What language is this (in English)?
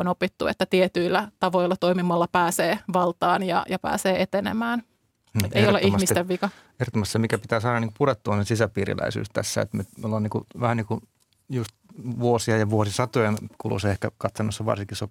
Finnish